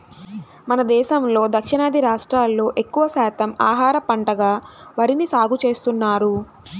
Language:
Telugu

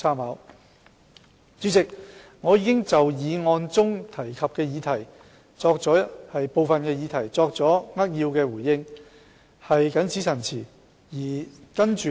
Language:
Cantonese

